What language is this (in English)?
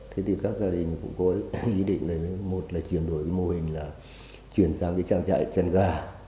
Vietnamese